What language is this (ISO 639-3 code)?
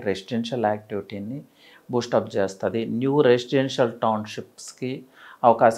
tel